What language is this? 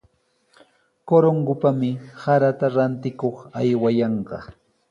Sihuas Ancash Quechua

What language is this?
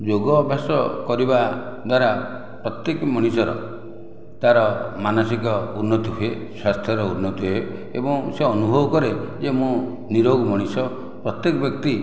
Odia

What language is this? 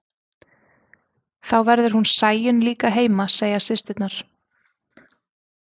Icelandic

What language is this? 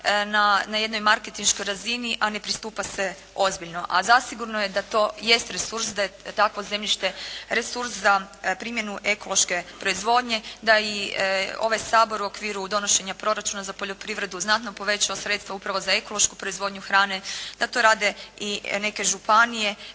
Croatian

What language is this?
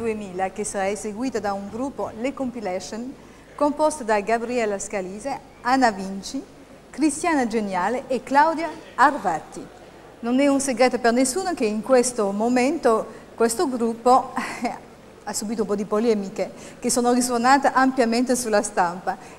Italian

